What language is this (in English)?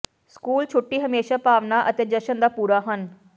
Punjabi